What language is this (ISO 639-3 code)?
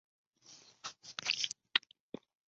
zho